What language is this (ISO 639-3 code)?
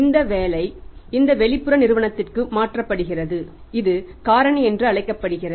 tam